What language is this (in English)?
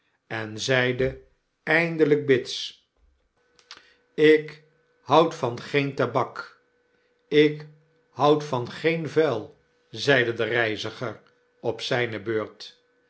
Dutch